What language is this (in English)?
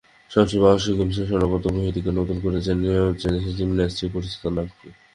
Bangla